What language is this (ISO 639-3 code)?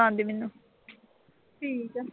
pan